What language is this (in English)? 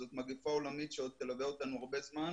Hebrew